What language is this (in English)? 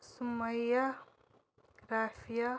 Kashmiri